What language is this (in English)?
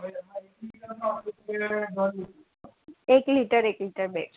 Gujarati